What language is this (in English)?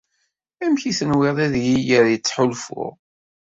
Kabyle